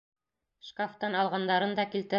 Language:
Bashkir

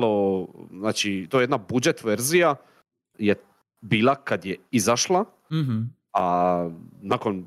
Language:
Croatian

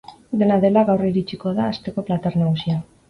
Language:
Basque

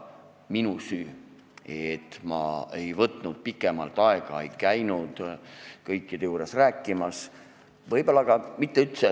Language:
Estonian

